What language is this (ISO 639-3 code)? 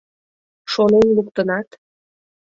chm